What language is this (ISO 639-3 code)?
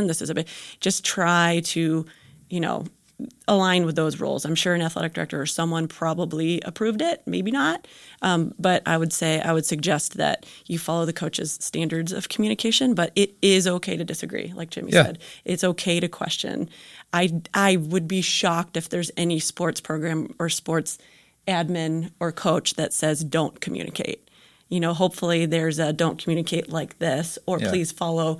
eng